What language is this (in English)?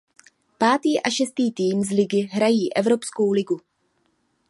Czech